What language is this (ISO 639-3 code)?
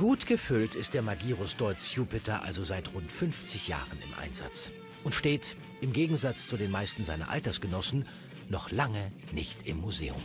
deu